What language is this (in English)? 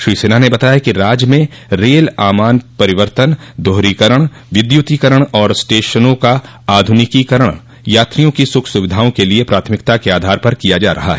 Hindi